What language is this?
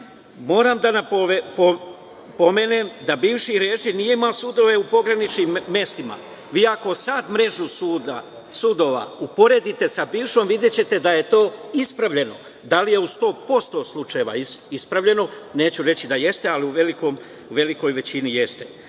Serbian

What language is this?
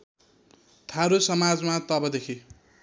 Nepali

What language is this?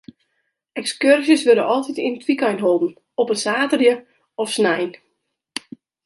Western Frisian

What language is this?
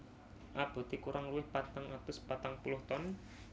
Javanese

